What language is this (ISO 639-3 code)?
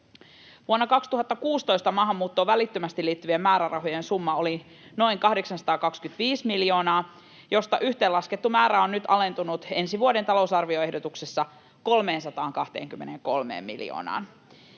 fin